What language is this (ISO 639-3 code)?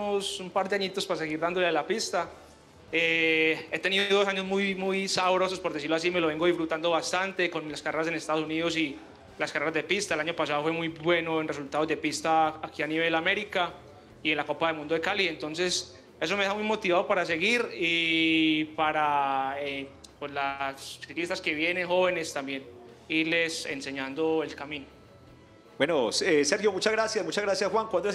spa